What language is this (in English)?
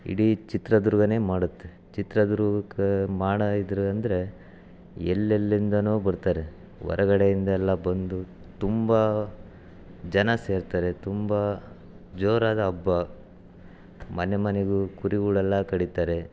Kannada